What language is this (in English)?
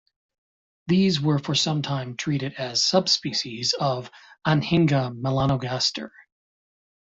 English